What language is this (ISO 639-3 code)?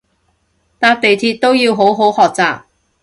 yue